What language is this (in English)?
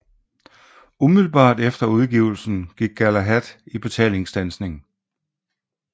Danish